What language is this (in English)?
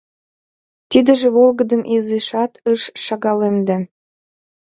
Mari